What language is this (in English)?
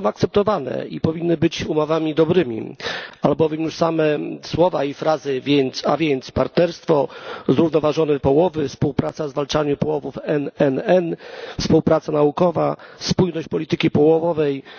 Polish